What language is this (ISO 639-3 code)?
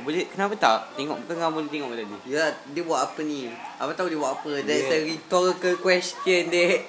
msa